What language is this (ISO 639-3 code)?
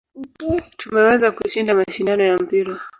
swa